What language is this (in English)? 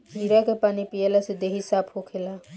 Bhojpuri